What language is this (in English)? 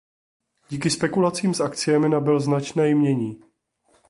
Czech